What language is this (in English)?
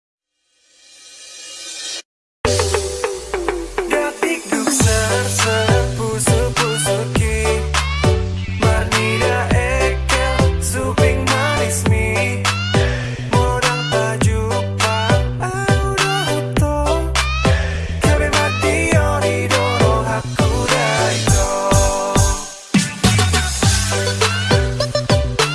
Indonesian